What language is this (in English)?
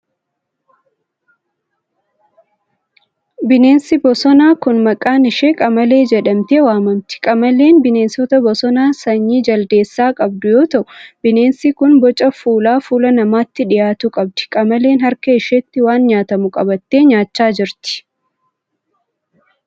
Oromo